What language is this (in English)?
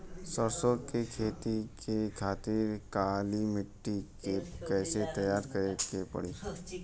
Bhojpuri